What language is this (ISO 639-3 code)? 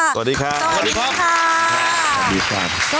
tha